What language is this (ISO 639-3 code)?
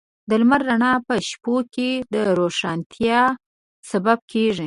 pus